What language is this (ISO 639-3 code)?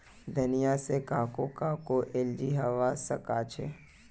mag